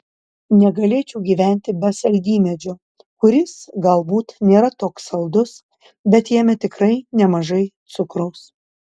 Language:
Lithuanian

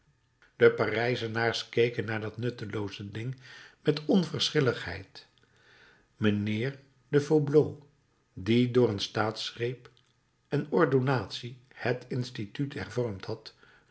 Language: Dutch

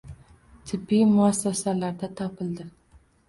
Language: Uzbek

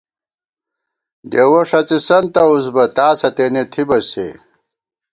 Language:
Gawar-Bati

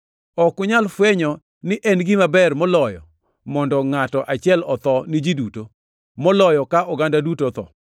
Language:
Luo (Kenya and Tanzania)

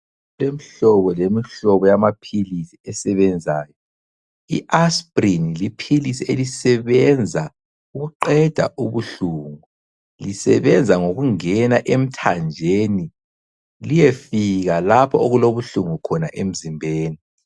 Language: North Ndebele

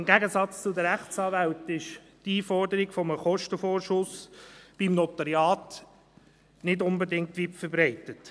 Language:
Swiss German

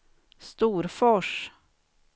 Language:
Swedish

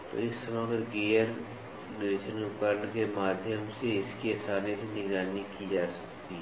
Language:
Hindi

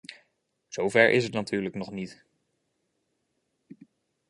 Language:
Dutch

